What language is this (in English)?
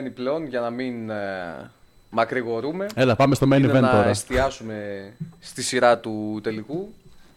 Greek